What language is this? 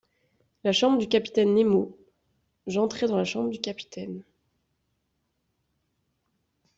French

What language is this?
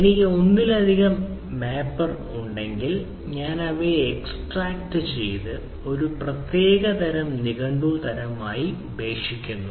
Malayalam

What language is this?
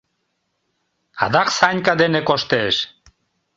Mari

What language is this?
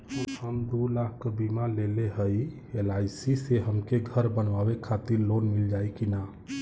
Bhojpuri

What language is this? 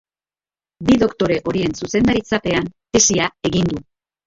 Basque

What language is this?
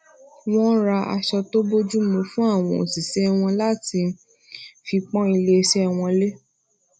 Yoruba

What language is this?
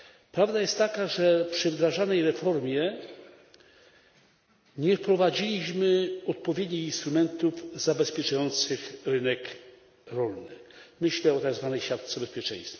Polish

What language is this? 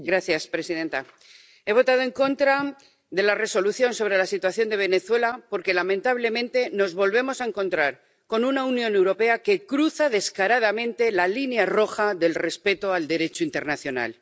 Spanish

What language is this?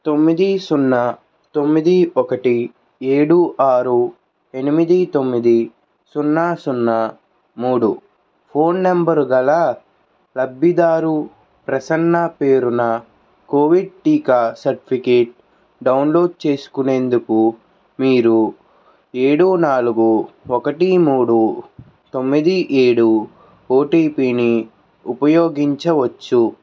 Telugu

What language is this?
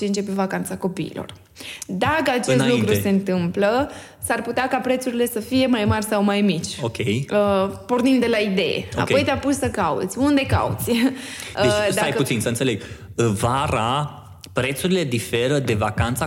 Romanian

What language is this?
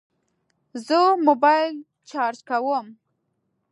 Pashto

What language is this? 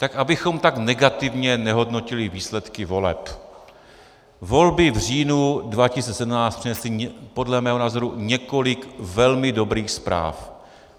Czech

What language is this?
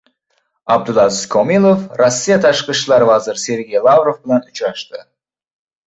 Uzbek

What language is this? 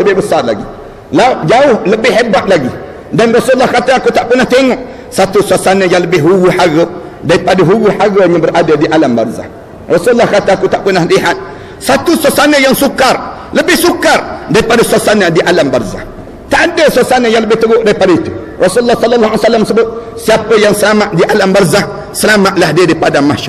Malay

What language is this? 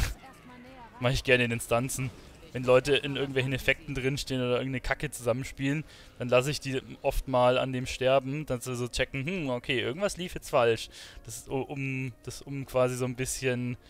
German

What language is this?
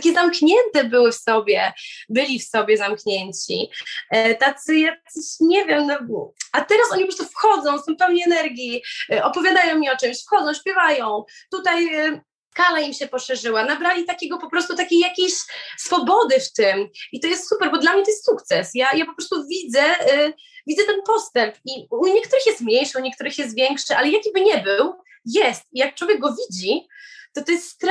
Polish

